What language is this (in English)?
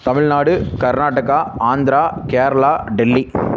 Tamil